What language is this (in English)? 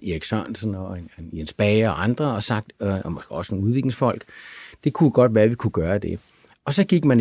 Danish